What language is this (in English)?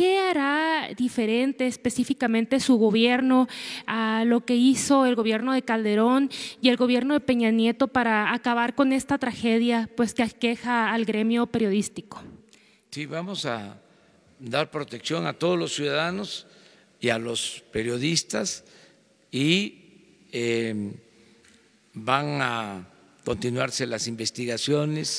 Spanish